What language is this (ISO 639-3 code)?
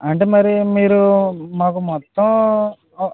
tel